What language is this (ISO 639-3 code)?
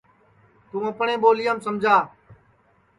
ssi